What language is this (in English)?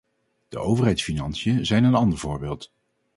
Dutch